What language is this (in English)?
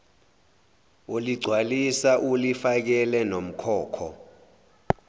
Zulu